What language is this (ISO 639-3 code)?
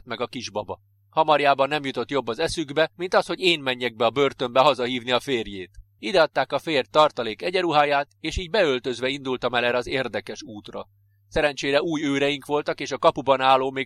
hun